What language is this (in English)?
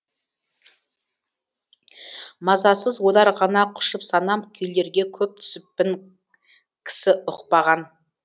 Kazakh